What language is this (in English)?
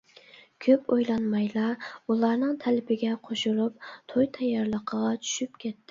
Uyghur